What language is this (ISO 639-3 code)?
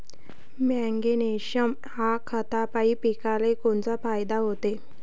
mar